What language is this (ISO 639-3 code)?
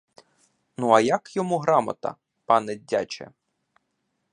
ukr